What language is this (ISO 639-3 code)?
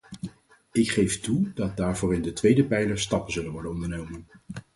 nld